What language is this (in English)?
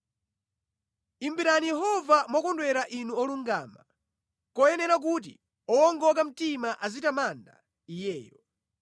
Nyanja